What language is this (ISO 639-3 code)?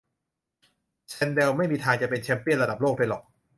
tha